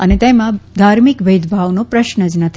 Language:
Gujarati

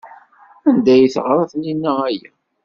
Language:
Kabyle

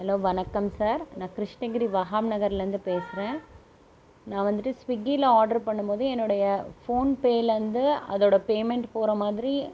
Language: Tamil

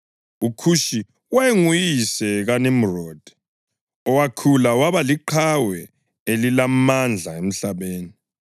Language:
North Ndebele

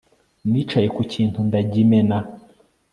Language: Kinyarwanda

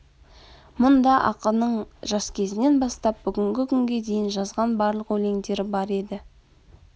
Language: Kazakh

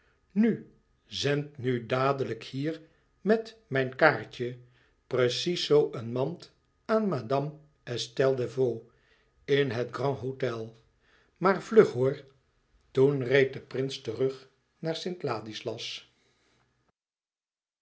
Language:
Dutch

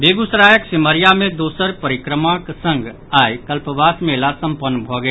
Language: Maithili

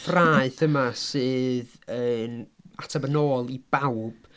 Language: Welsh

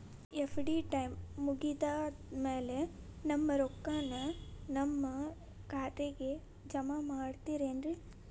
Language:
Kannada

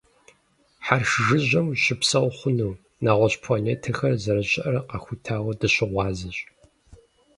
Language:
Kabardian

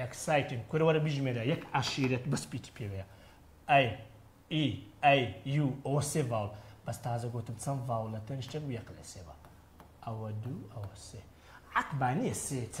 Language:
Arabic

